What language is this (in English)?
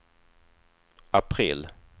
Swedish